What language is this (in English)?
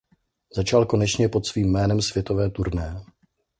Czech